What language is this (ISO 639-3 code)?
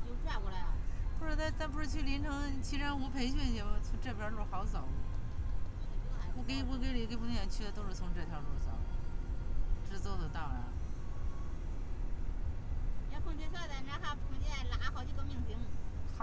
zho